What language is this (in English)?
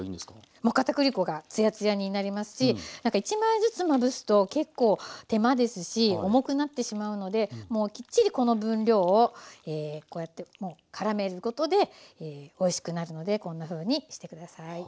Japanese